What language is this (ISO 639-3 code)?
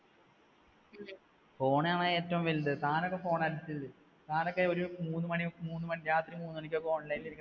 mal